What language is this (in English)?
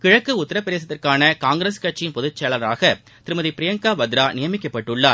Tamil